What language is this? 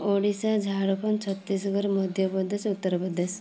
Odia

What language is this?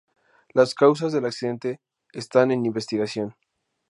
Spanish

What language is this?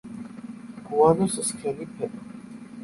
Georgian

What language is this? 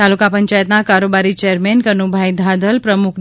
Gujarati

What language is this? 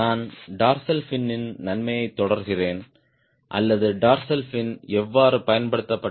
Tamil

